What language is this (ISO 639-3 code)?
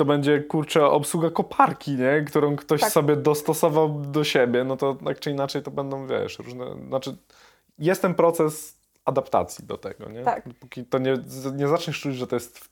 pol